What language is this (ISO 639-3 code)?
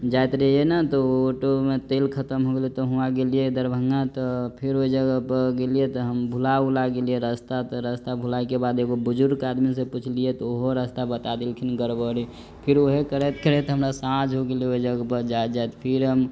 mai